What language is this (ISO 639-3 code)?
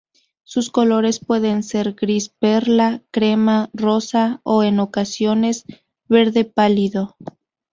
spa